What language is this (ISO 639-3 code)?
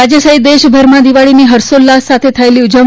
guj